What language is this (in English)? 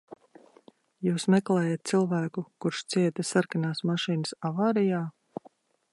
Latvian